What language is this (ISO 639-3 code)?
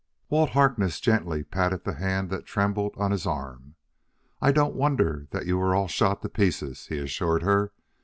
eng